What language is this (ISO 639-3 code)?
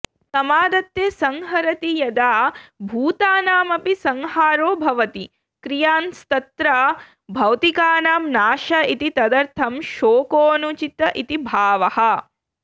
san